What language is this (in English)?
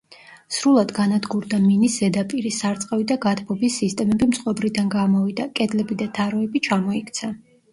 Georgian